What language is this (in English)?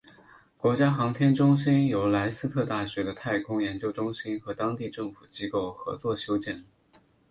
Chinese